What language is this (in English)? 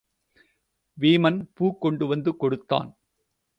Tamil